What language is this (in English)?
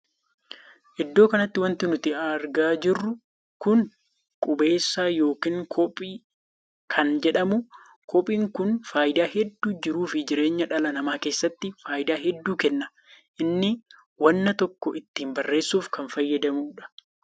Oromo